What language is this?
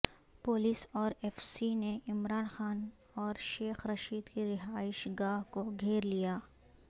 Urdu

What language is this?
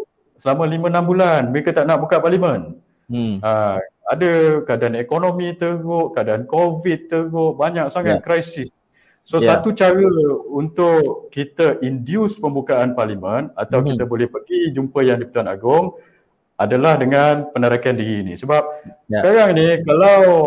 Malay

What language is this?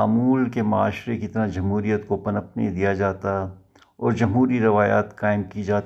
Urdu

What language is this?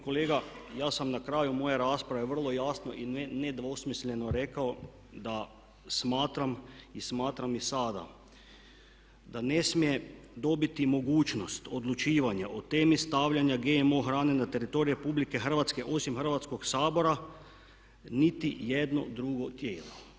Croatian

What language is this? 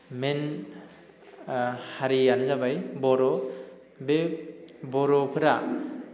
Bodo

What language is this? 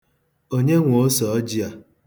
Igbo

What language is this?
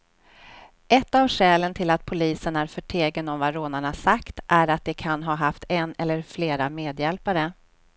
Swedish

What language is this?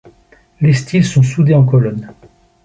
French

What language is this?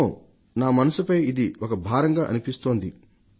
Telugu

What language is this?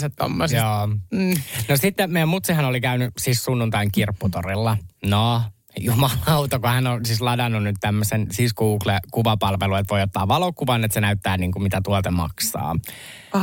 Finnish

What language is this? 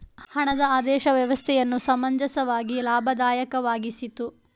Kannada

